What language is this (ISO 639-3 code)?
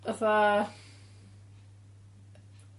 cym